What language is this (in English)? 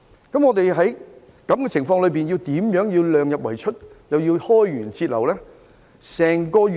Cantonese